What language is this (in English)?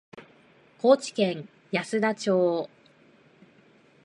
Japanese